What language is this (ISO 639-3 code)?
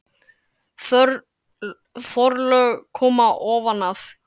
isl